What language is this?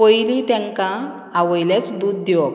Konkani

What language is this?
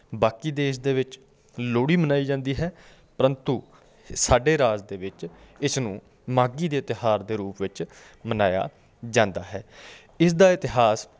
Punjabi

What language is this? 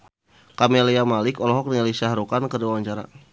Sundanese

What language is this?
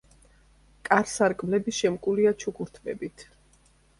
Georgian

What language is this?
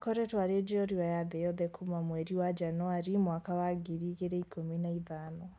Kikuyu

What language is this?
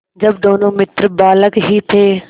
Hindi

